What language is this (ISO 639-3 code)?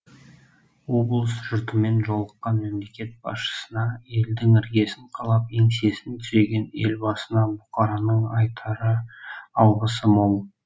kaz